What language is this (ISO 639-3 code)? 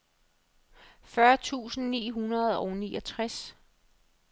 dan